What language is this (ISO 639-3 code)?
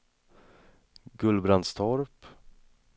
swe